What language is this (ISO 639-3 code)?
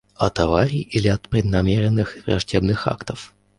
rus